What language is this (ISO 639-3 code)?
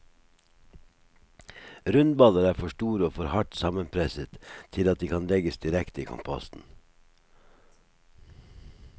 nor